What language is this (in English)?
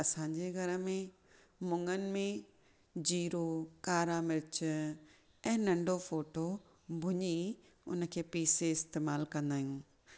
Sindhi